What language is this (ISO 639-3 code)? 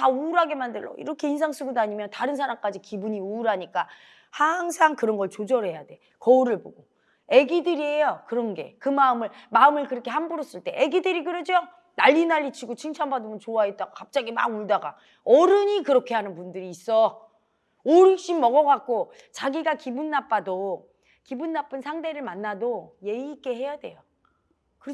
kor